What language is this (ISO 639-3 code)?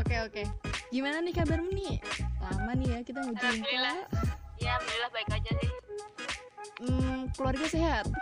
ind